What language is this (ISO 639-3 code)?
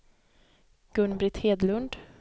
swe